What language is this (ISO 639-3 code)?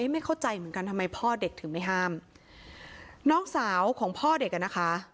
tha